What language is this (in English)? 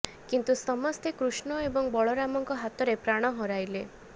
Odia